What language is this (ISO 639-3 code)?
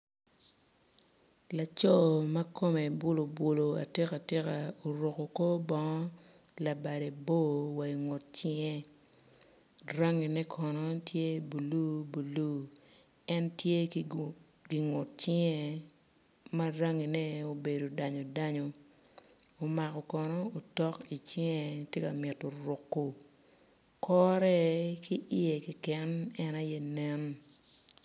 ach